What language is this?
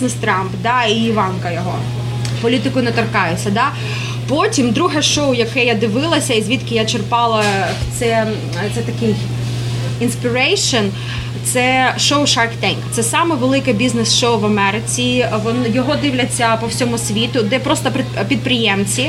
Ukrainian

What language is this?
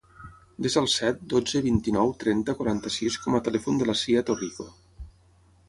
Catalan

